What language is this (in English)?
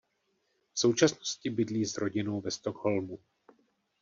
Czech